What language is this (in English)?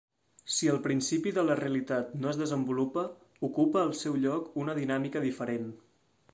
Catalan